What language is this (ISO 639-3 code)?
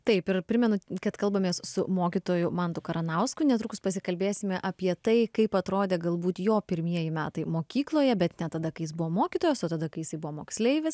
lit